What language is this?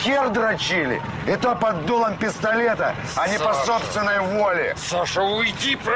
Russian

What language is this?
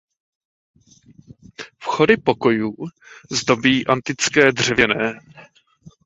Czech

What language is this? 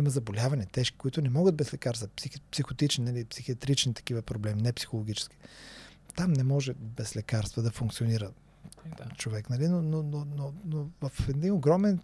Bulgarian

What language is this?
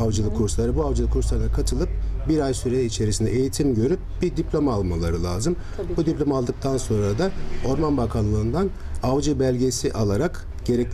Turkish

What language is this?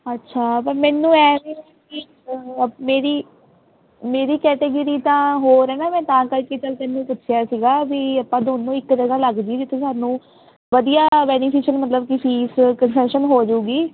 Punjabi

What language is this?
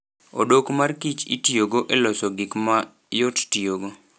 Luo (Kenya and Tanzania)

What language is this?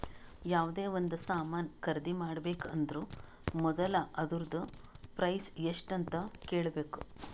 Kannada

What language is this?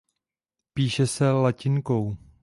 Czech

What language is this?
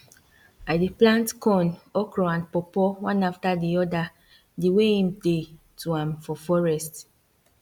Nigerian Pidgin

